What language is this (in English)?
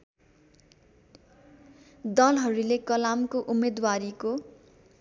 Nepali